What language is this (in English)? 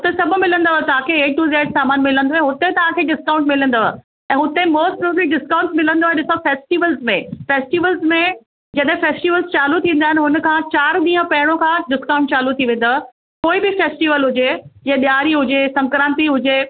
Sindhi